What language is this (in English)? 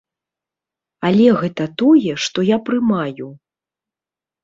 Belarusian